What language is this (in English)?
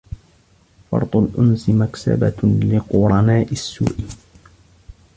Arabic